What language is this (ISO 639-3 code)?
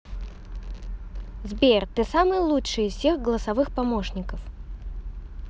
rus